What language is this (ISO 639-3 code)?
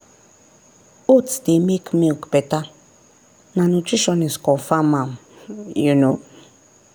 pcm